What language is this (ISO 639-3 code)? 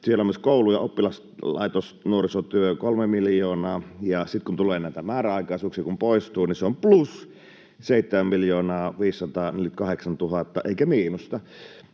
fin